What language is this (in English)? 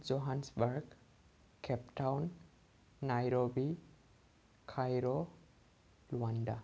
Bodo